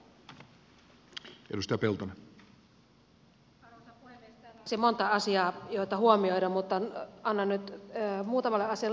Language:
Finnish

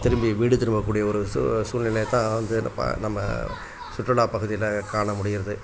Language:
Tamil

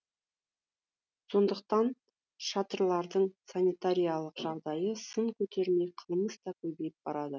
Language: Kazakh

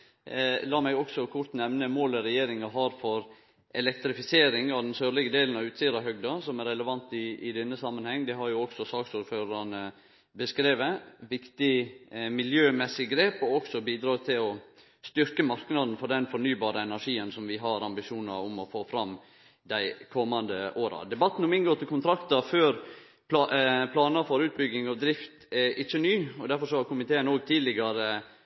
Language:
Norwegian Nynorsk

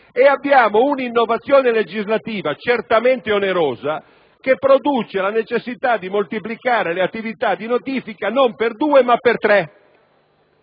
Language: Italian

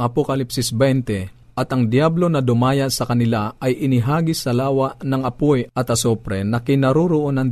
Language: Filipino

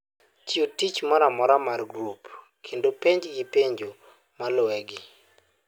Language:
Luo (Kenya and Tanzania)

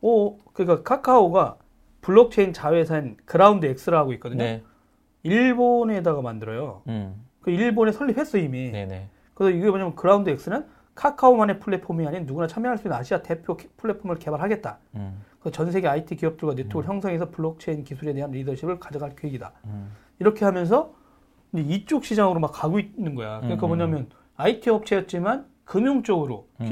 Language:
Korean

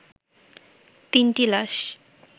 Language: Bangla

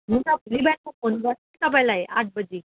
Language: Nepali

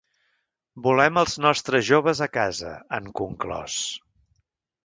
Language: Catalan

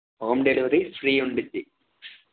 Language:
Telugu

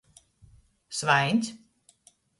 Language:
Latgalian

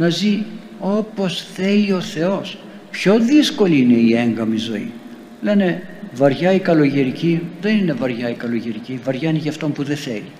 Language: Greek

